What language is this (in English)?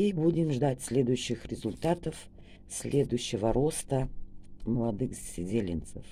Russian